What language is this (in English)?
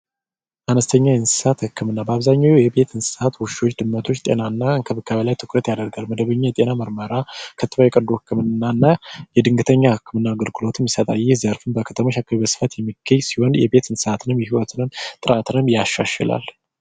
Amharic